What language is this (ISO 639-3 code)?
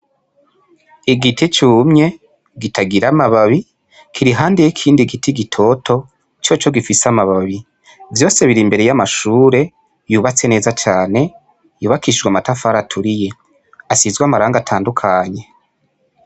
run